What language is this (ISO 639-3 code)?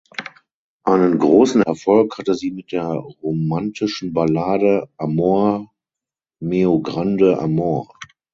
deu